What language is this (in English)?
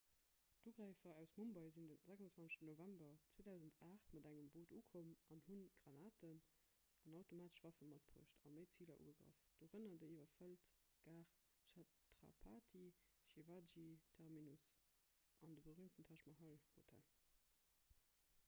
Luxembourgish